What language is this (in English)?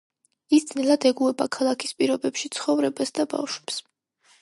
Georgian